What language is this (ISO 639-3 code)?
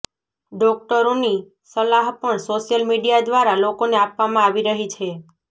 guj